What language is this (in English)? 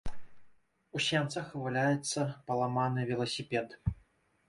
Belarusian